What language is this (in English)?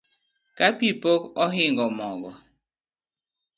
Luo (Kenya and Tanzania)